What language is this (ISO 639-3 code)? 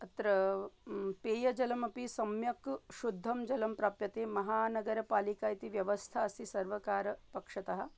san